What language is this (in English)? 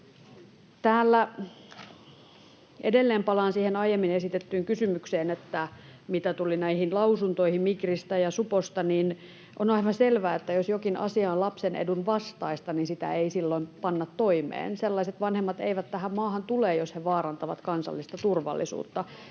Finnish